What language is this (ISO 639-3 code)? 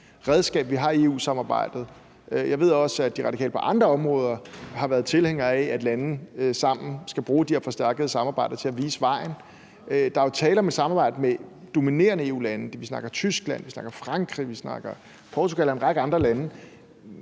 dan